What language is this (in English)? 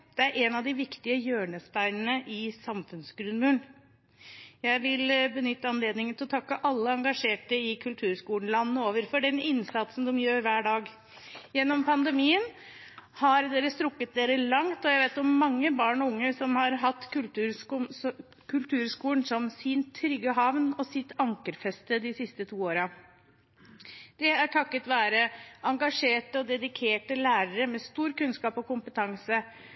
Norwegian Bokmål